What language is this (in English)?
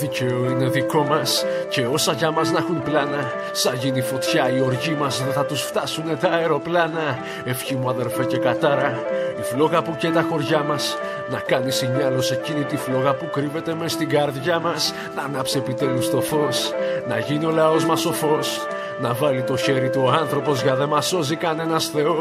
Greek